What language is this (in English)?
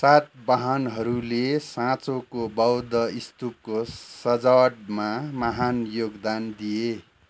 Nepali